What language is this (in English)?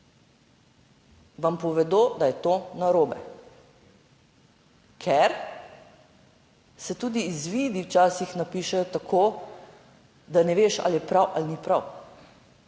Slovenian